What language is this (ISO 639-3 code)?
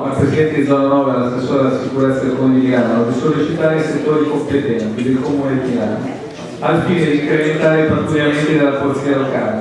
ita